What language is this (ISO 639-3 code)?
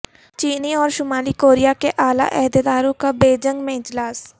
urd